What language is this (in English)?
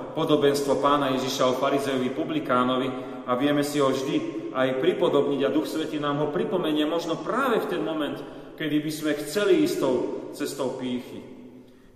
Slovak